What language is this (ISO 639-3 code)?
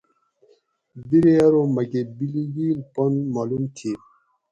gwc